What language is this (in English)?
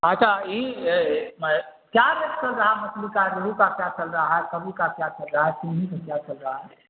Urdu